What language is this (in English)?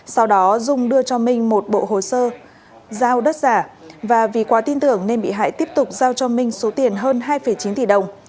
Vietnamese